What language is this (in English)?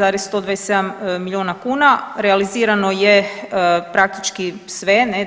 Croatian